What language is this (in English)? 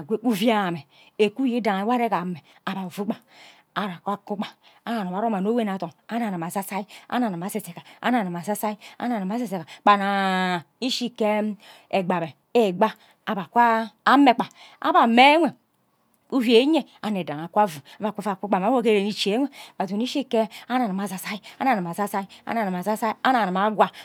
Ubaghara